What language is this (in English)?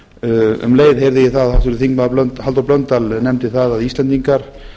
Icelandic